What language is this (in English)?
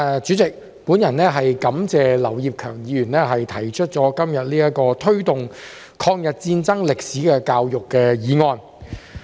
Cantonese